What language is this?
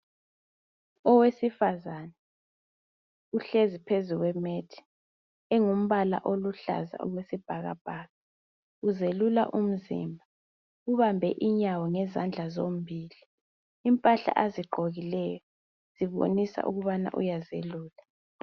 North Ndebele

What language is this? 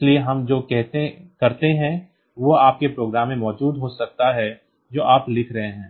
Hindi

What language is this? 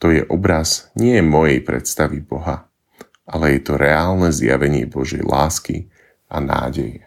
Slovak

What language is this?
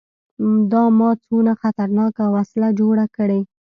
Pashto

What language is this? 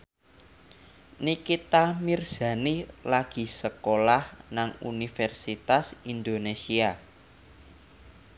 Javanese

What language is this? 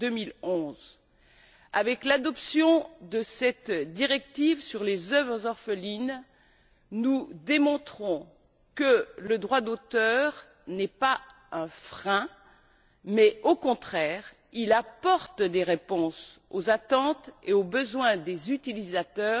French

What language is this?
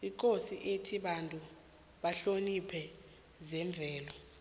South Ndebele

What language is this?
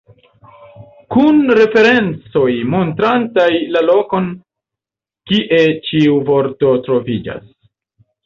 Esperanto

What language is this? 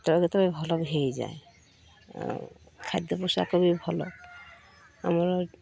Odia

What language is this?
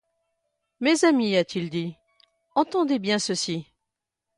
French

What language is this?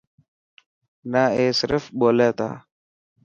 Dhatki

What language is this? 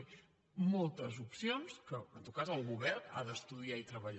Catalan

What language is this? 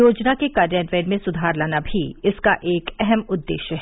Hindi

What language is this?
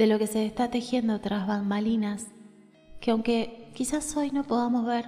Spanish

